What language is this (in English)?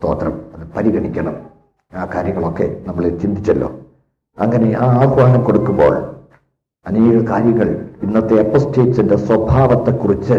Malayalam